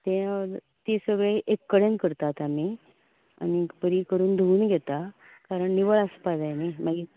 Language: Konkani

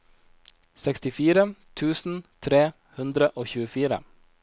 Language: Norwegian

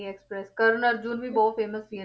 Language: Punjabi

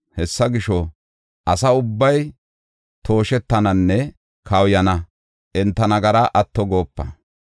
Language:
Gofa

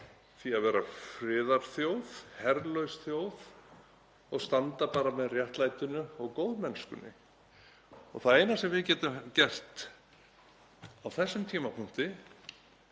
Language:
Icelandic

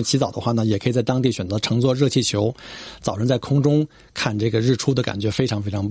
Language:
Chinese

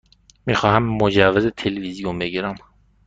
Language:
Persian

